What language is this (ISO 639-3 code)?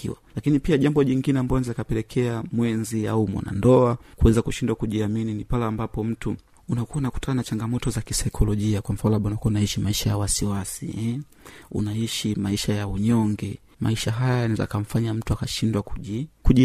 swa